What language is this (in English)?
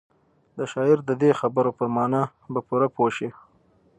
Pashto